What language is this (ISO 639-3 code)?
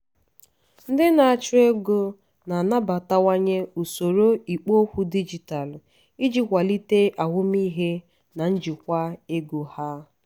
ibo